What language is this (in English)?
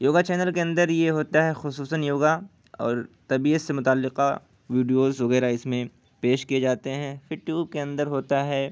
Urdu